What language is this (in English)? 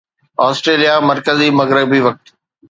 Sindhi